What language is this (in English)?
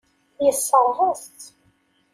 Kabyle